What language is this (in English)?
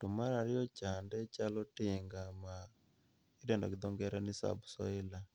Luo (Kenya and Tanzania)